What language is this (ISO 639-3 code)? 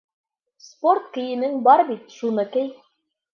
bak